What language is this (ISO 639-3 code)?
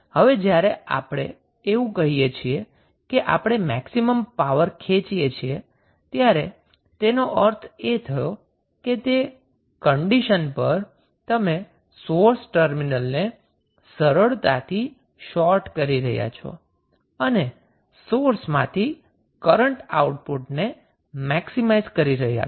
guj